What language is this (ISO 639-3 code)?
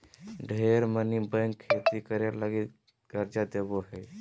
mag